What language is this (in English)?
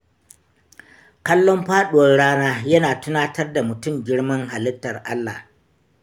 Hausa